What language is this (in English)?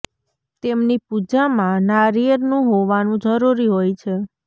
Gujarati